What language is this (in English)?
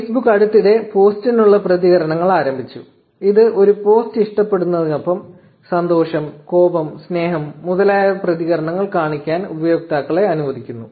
Malayalam